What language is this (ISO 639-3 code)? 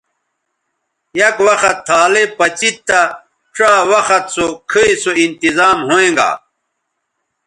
btv